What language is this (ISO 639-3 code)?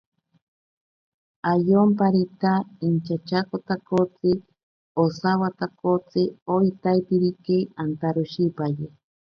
prq